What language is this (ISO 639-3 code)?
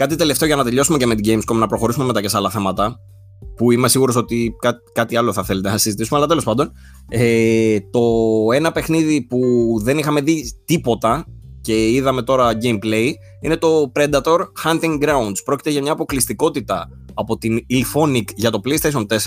ell